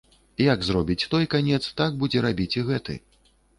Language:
Belarusian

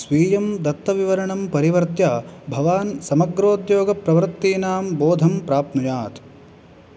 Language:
Sanskrit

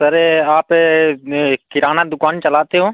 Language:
Hindi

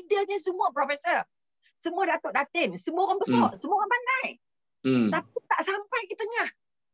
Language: Malay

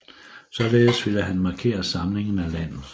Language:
Danish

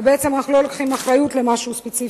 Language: Hebrew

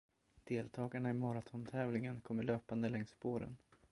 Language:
Swedish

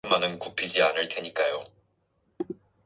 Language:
Korean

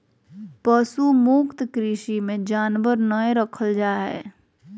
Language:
Magahi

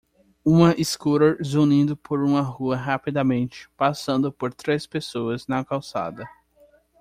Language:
Portuguese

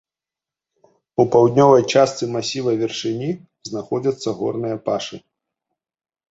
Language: Belarusian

